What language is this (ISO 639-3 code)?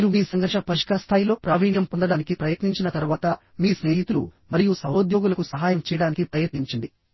tel